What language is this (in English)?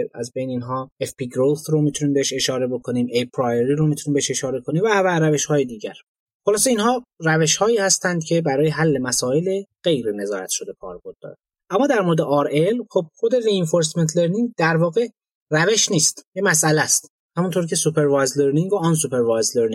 Persian